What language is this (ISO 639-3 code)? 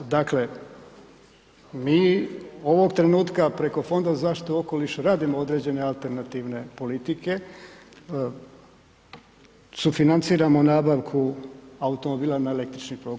hrv